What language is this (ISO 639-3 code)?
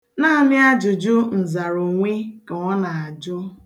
ibo